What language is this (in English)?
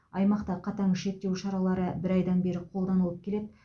Kazakh